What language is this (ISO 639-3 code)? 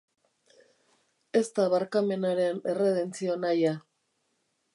eus